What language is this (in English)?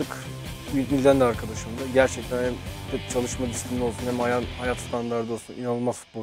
Turkish